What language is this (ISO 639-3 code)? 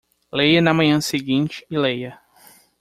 por